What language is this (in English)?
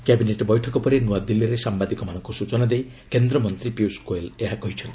Odia